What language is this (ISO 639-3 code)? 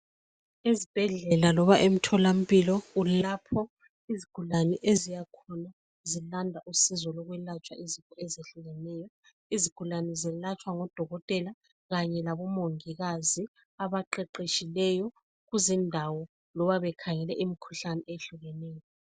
nde